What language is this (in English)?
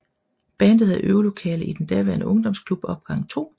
Danish